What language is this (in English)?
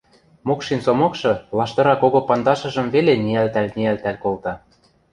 Western Mari